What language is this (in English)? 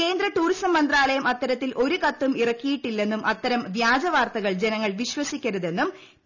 Malayalam